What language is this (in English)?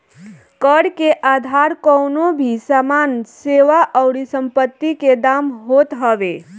Bhojpuri